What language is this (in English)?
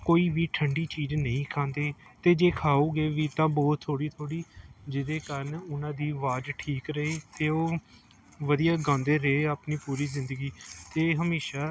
Punjabi